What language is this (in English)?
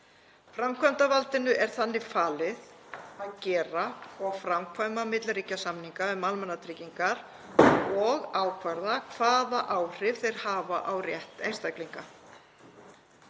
Icelandic